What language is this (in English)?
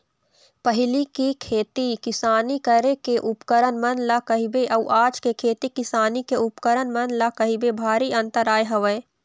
Chhattisgarhi